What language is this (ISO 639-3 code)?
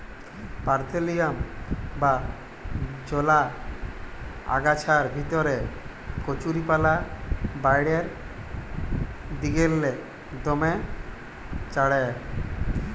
ben